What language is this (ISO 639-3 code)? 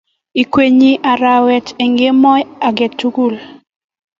kln